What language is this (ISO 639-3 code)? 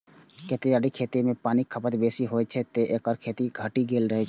mai